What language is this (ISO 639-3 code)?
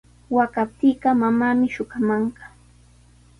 qws